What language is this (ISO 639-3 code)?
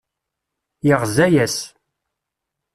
kab